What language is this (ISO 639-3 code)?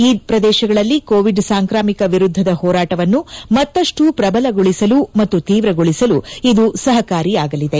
kan